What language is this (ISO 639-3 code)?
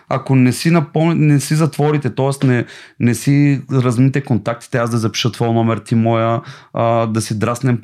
bul